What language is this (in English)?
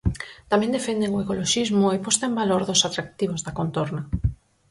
Galician